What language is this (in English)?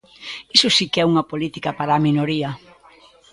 Galician